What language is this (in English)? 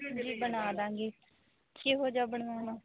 Punjabi